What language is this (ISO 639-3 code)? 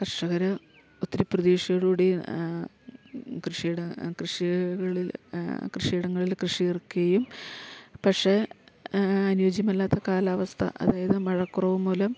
mal